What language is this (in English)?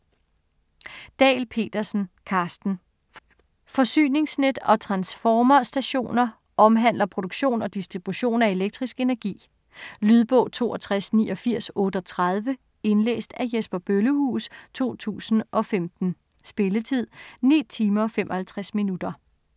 Danish